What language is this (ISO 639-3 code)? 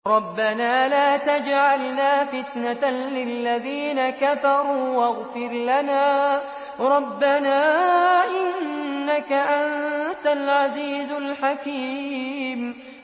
ara